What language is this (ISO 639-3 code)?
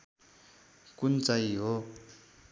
nep